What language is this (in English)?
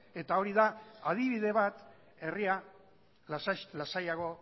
Basque